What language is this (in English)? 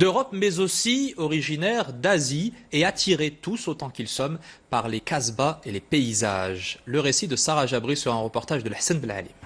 French